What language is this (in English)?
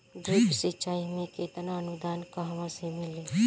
Bhojpuri